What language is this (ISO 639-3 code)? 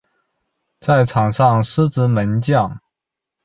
zho